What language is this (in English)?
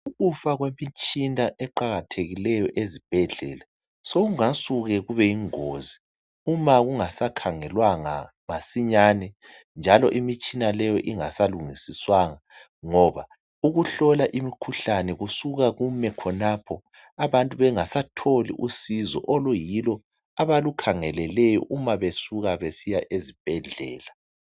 North Ndebele